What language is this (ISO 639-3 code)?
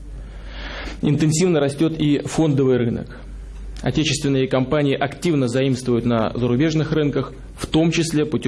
rus